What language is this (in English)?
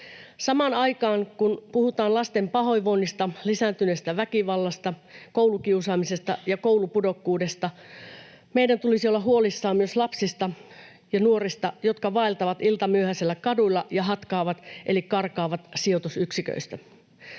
Finnish